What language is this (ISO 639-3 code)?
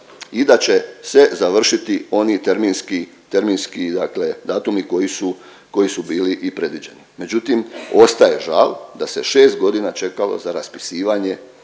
hrv